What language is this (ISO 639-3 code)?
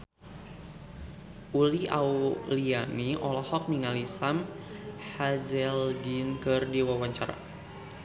sun